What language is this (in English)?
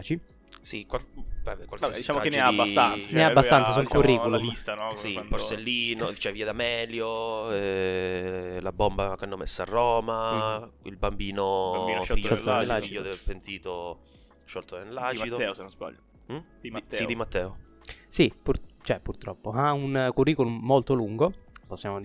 Italian